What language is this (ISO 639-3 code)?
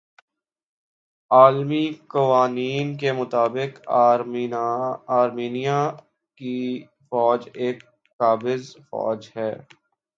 urd